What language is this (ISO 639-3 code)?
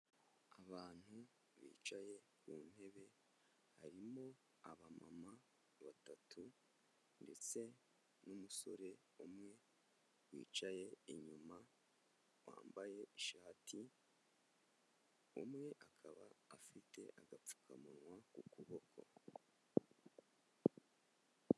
kin